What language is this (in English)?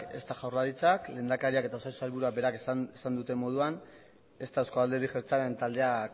Basque